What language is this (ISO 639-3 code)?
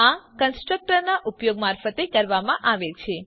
guj